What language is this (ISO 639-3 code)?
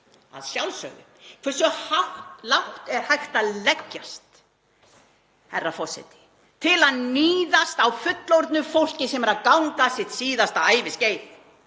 isl